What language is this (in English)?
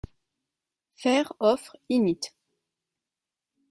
French